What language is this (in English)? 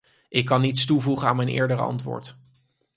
Dutch